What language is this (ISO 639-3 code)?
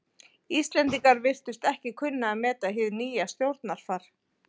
isl